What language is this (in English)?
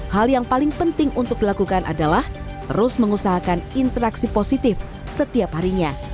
Indonesian